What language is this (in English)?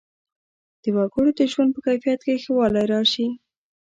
Pashto